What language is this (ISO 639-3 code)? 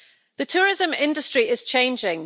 eng